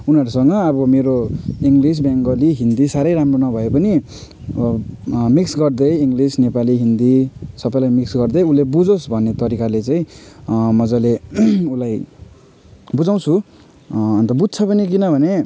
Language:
Nepali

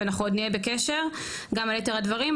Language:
Hebrew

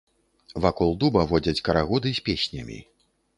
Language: Belarusian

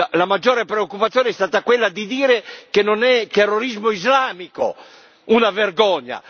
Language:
Italian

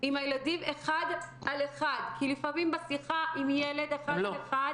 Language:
Hebrew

